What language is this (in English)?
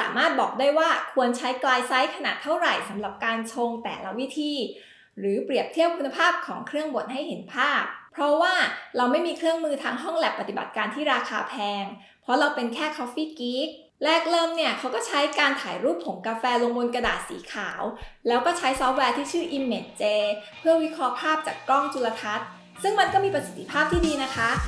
Thai